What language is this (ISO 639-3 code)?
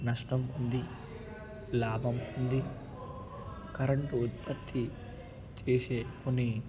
tel